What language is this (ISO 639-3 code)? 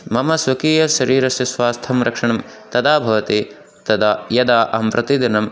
san